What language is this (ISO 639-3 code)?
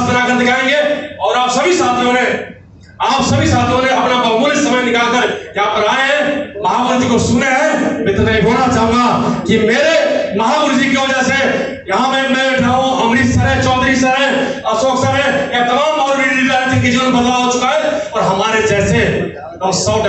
hin